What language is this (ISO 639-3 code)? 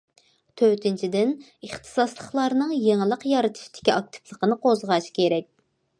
uig